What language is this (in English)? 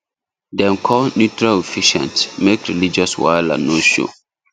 Nigerian Pidgin